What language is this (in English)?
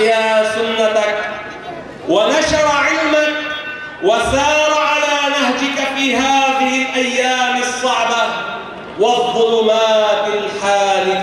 Arabic